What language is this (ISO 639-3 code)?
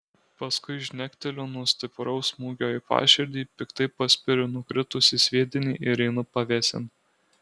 lit